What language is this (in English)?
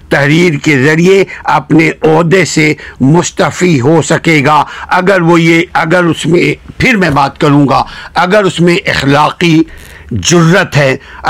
Urdu